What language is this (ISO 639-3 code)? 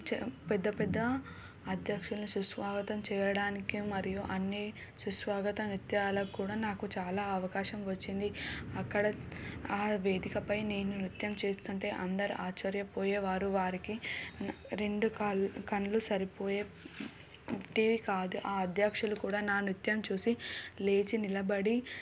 tel